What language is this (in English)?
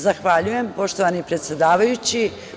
Serbian